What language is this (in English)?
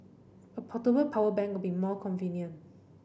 English